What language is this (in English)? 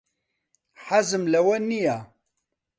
Central Kurdish